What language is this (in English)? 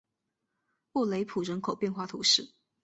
Chinese